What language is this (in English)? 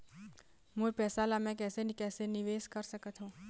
Chhattisgarhi